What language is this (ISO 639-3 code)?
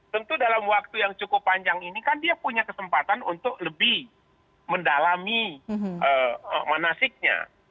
ind